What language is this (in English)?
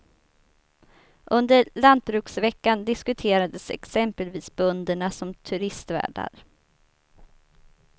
Swedish